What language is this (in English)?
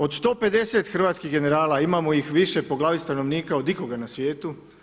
Croatian